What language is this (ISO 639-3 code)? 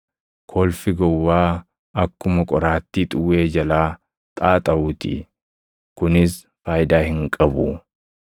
orm